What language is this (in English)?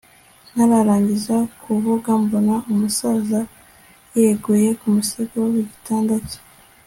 Kinyarwanda